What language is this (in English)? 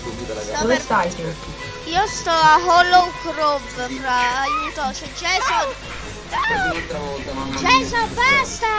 Italian